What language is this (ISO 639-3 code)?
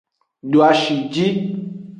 ajg